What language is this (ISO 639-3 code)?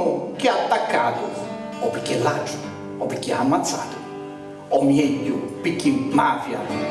ita